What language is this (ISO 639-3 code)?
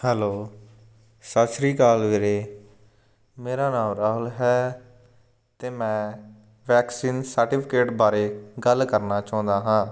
pan